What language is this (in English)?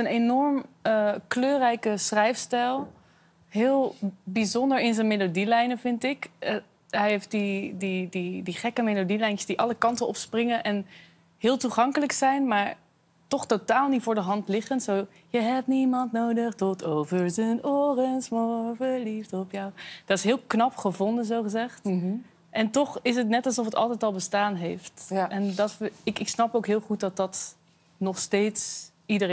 Dutch